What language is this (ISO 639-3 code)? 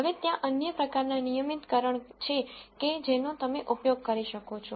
guj